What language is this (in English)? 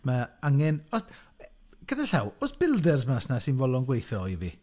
Welsh